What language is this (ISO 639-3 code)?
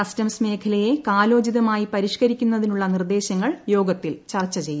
mal